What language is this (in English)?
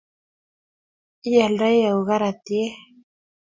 Kalenjin